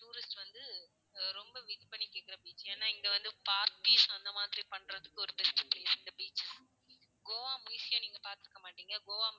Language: Tamil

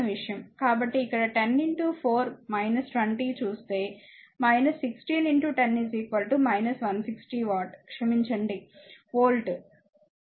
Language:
Telugu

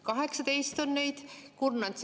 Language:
Estonian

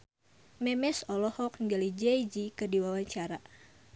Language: Sundanese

